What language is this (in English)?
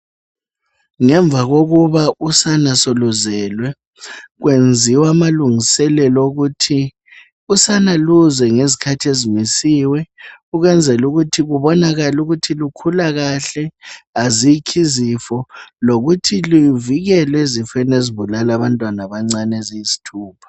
North Ndebele